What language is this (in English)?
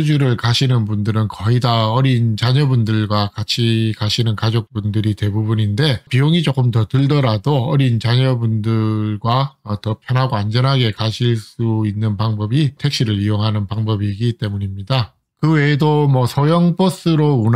Korean